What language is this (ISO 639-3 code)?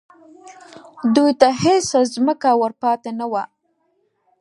pus